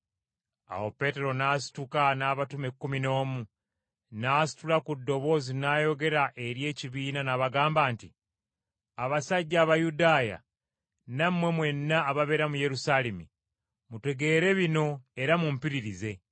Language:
Ganda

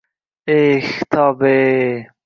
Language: Uzbek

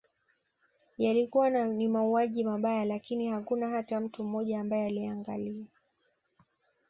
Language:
Swahili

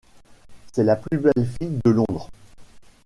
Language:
French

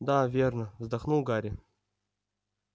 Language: Russian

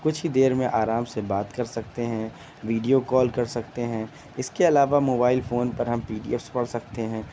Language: Urdu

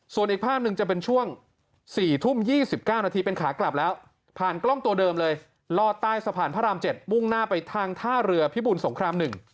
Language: Thai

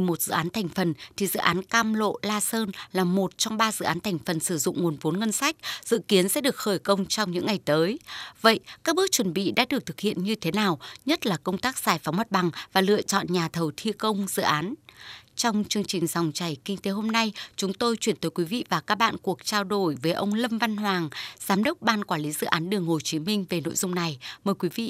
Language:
Vietnamese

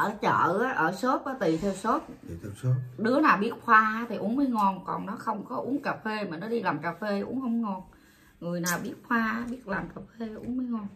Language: Vietnamese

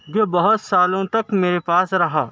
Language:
Urdu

